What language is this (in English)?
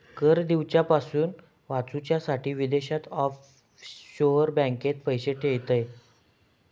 Marathi